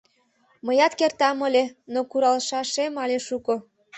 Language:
Mari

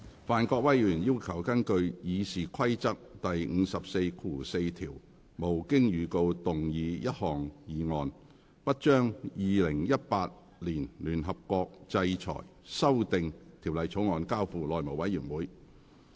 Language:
Cantonese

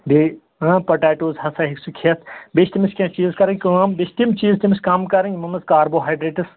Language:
Kashmiri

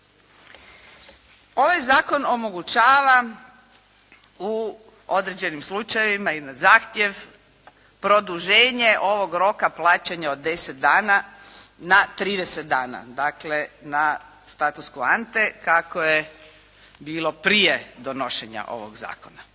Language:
Croatian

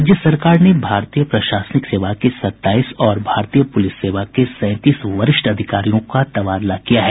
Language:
Hindi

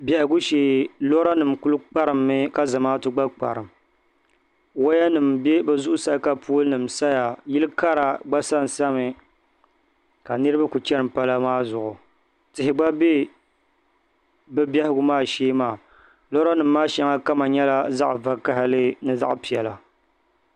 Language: Dagbani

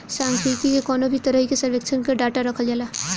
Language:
Bhojpuri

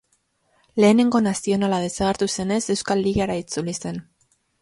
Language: Basque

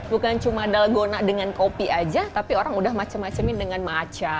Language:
Indonesian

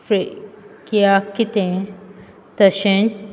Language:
Konkani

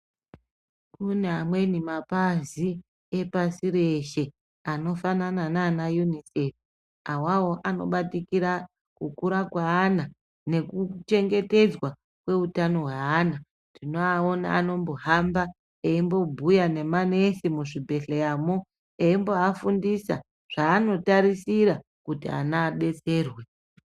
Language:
Ndau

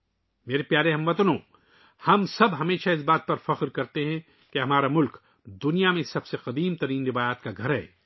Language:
Urdu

